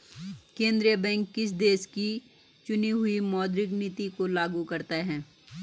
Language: Hindi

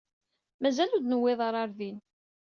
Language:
Kabyle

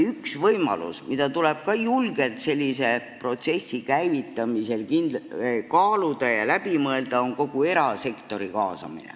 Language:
Estonian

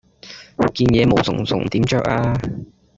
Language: Cantonese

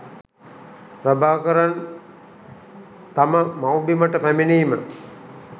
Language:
Sinhala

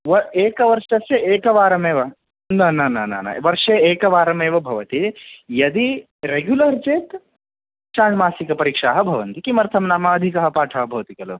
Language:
Sanskrit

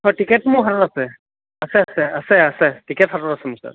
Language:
Assamese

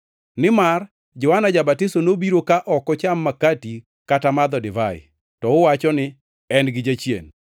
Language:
Luo (Kenya and Tanzania)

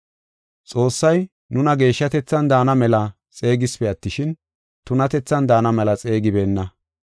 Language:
Gofa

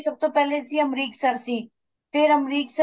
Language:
Punjabi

